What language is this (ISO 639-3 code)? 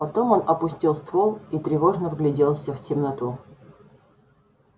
rus